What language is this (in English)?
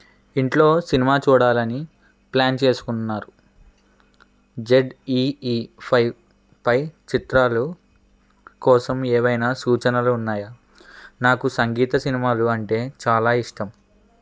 Telugu